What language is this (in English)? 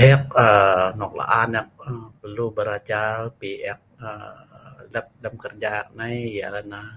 Sa'ban